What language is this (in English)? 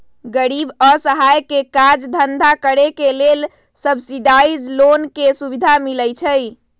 Magahi